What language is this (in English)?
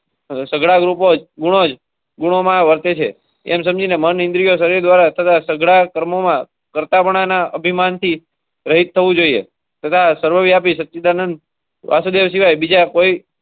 Gujarati